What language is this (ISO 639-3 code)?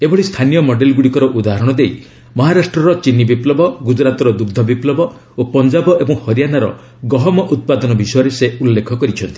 ori